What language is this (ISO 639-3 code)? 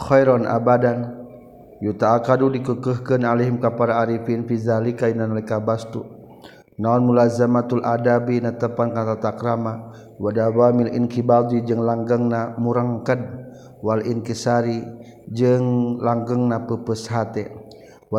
msa